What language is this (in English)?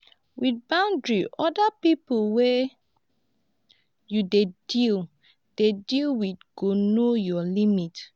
Nigerian Pidgin